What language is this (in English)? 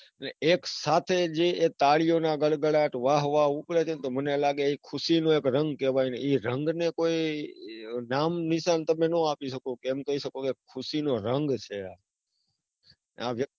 Gujarati